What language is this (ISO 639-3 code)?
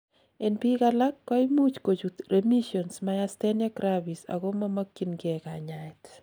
kln